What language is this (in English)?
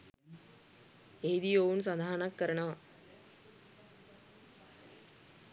Sinhala